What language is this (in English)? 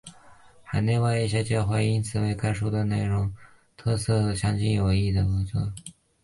Chinese